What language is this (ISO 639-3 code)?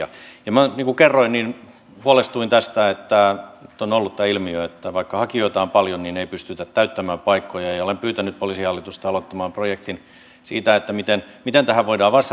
fin